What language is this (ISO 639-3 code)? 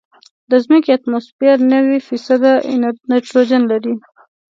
pus